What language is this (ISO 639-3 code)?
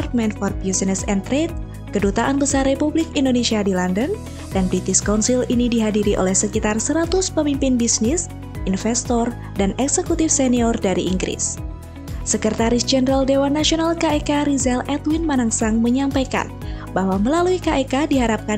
ind